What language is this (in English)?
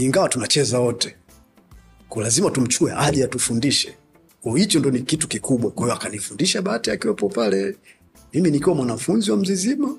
Swahili